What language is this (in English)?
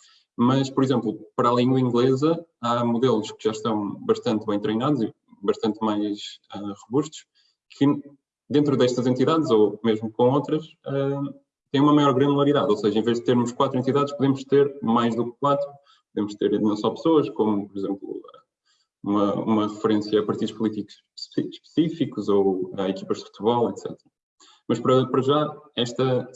Portuguese